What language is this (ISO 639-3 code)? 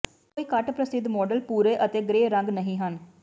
pan